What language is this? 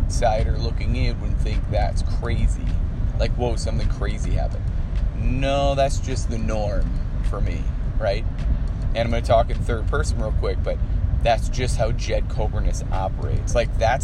English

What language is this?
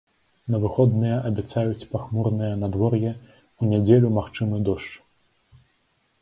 Belarusian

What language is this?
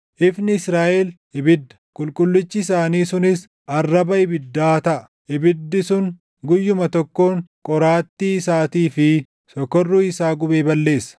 Oromo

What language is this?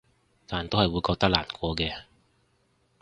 Cantonese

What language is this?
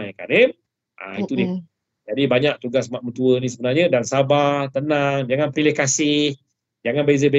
Malay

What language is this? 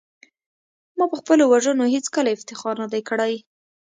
Pashto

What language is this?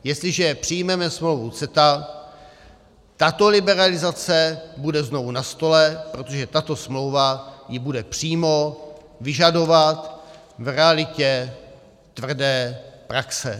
Czech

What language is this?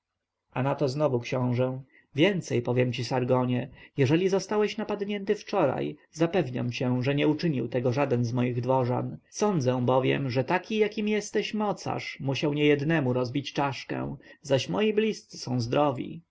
Polish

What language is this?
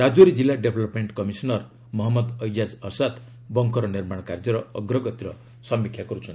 Odia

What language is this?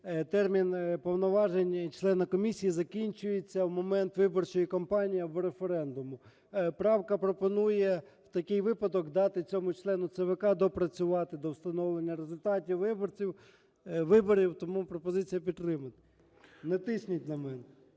Ukrainian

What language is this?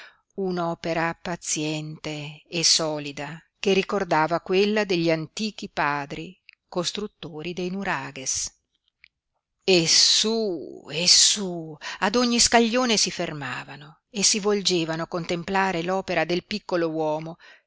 Italian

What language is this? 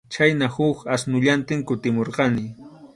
Arequipa-La Unión Quechua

